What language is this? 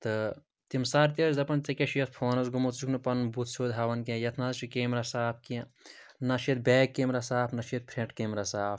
Kashmiri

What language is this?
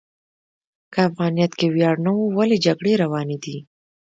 Pashto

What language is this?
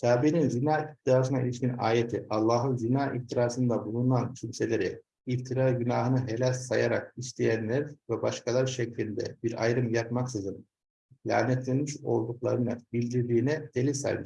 Turkish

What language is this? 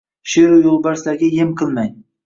Uzbek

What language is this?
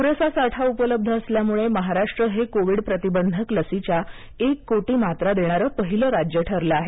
Marathi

